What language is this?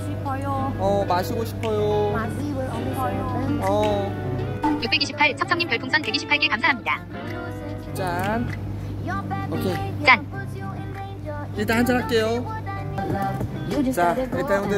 Korean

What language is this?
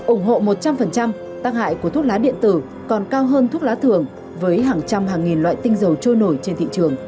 Vietnamese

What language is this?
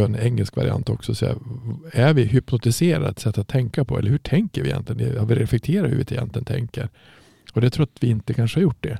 Swedish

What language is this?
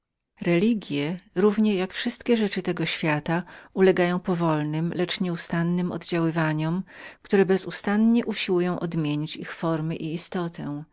Polish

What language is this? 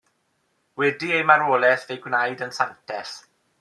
Welsh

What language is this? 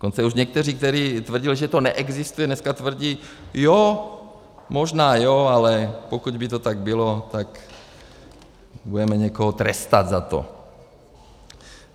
Czech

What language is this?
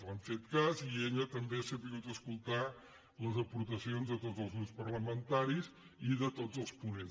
Catalan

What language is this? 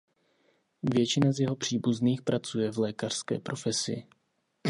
Czech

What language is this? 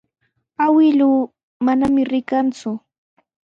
Sihuas Ancash Quechua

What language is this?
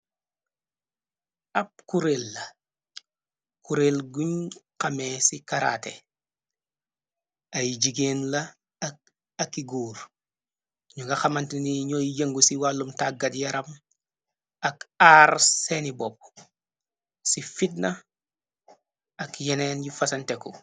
Wolof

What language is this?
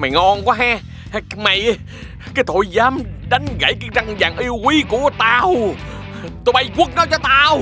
Vietnamese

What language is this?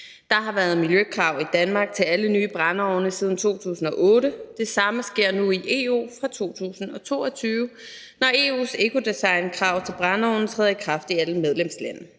Danish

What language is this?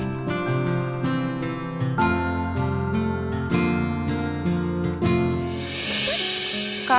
Indonesian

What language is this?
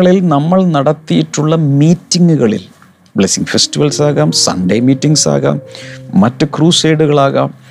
Malayalam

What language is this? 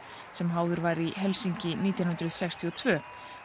Icelandic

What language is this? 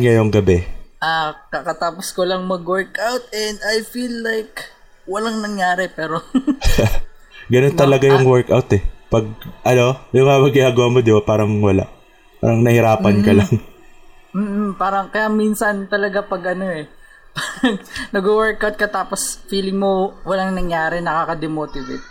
Filipino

